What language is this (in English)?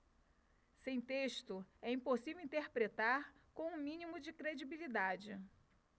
Portuguese